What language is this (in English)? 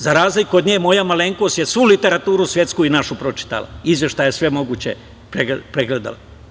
Serbian